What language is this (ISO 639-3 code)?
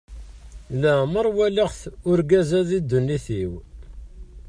kab